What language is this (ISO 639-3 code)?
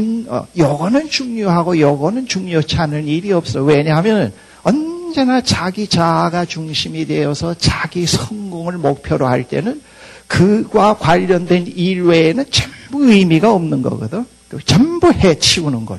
kor